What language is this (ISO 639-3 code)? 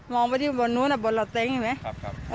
tha